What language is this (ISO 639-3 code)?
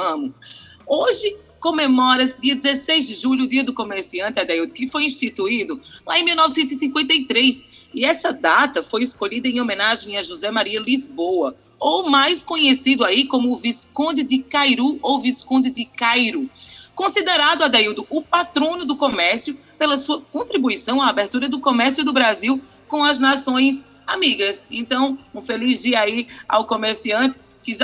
por